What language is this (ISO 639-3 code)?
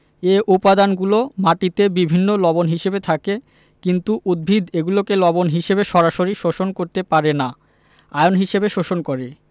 ben